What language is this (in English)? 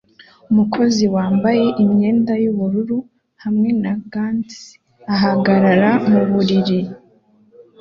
Kinyarwanda